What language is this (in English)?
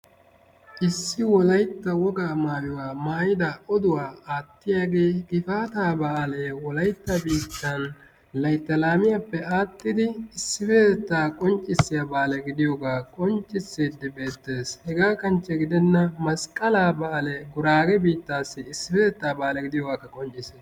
Wolaytta